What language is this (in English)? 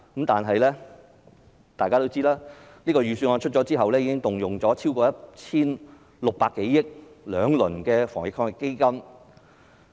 Cantonese